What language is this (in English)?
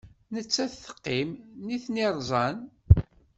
Kabyle